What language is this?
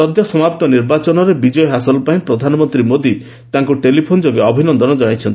Odia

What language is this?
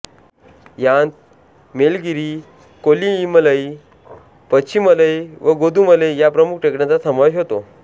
Marathi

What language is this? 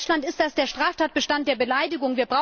German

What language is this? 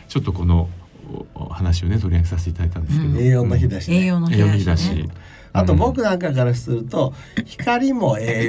Japanese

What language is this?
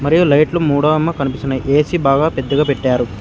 Telugu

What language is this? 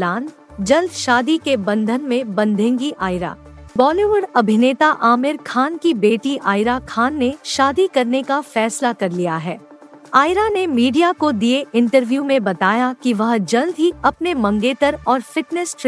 Hindi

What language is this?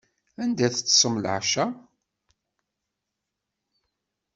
Kabyle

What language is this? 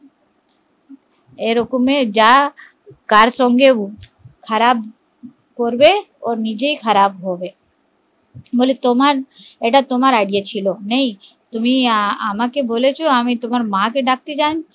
Bangla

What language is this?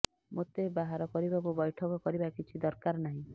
Odia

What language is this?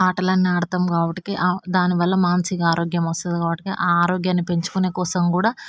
Telugu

